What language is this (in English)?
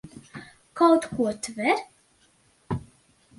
Latvian